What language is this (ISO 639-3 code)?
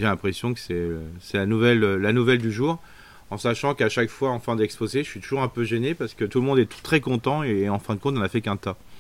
fra